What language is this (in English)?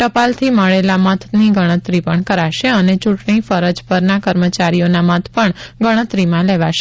Gujarati